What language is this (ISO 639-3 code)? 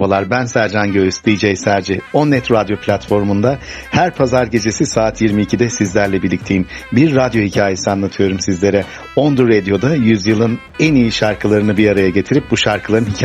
tur